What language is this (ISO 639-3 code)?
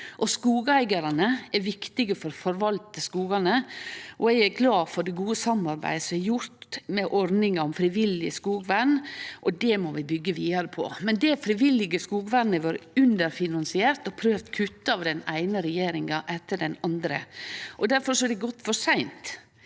nor